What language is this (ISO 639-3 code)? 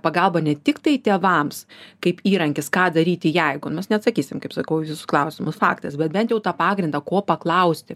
lit